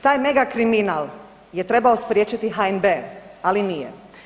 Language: Croatian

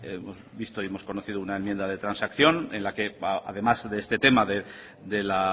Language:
Spanish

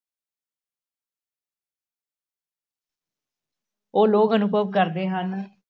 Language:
Punjabi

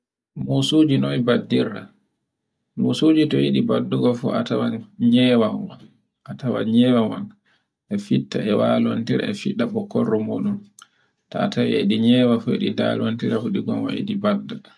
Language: Borgu Fulfulde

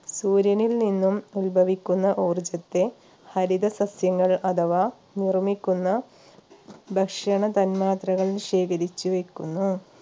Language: Malayalam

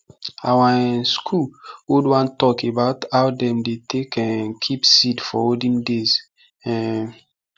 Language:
Nigerian Pidgin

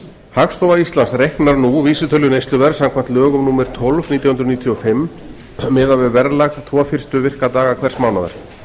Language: Icelandic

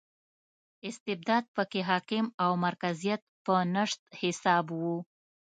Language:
Pashto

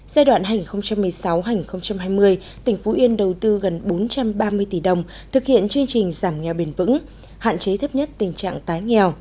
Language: Vietnamese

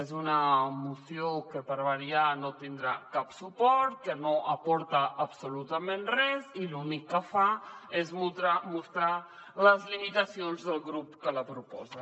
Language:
Catalan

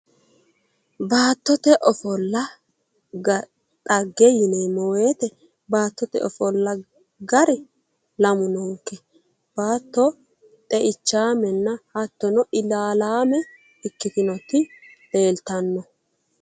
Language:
Sidamo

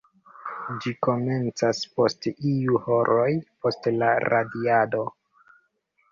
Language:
Esperanto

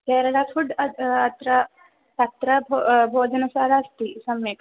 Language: Sanskrit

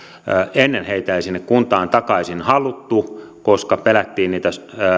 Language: Finnish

